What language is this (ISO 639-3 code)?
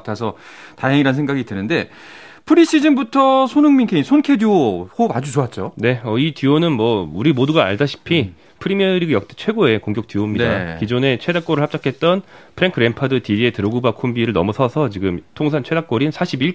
kor